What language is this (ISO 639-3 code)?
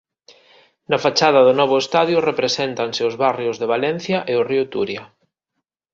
glg